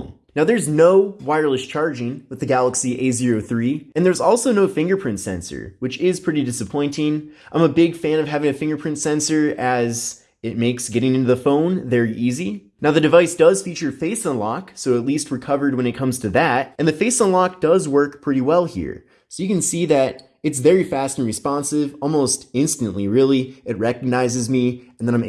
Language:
English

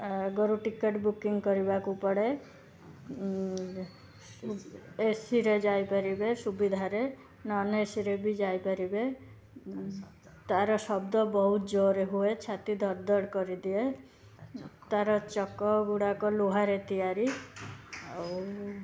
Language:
Odia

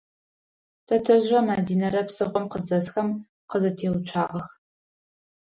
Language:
Adyghe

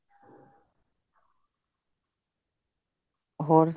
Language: Punjabi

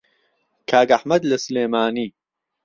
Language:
Central Kurdish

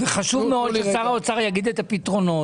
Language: Hebrew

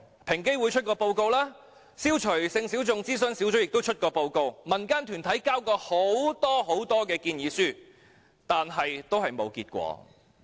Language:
Cantonese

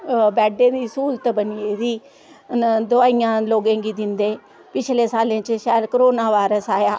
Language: Dogri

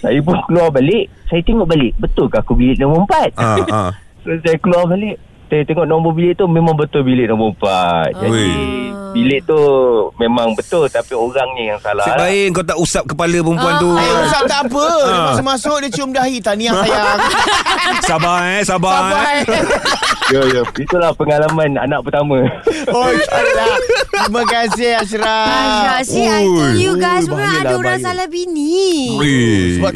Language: Malay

